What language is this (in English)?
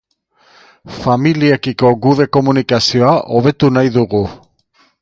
Basque